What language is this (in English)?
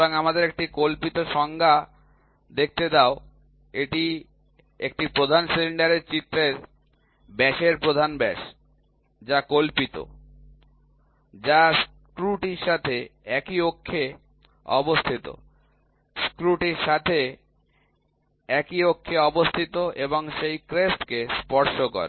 Bangla